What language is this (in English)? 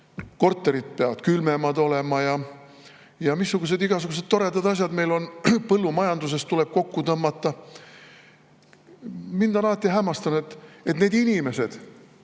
Estonian